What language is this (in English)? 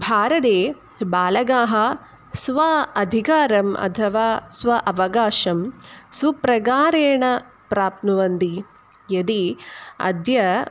Sanskrit